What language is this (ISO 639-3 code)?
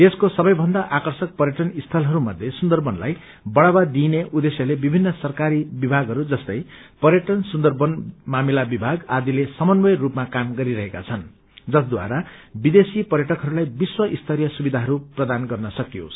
nep